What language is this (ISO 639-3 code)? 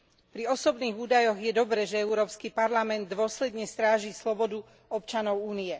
slk